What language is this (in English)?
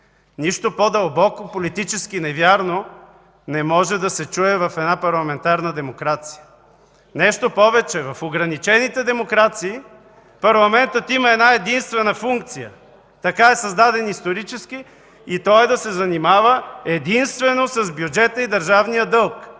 Bulgarian